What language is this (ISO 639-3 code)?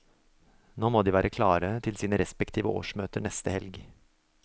nor